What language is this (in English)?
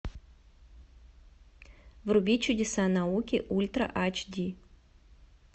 Russian